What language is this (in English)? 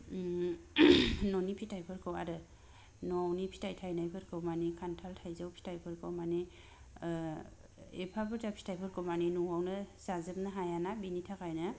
Bodo